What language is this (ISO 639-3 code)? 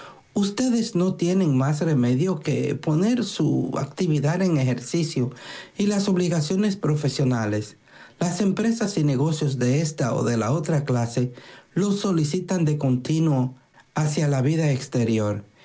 spa